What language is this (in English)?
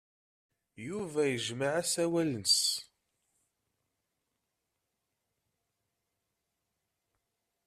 Kabyle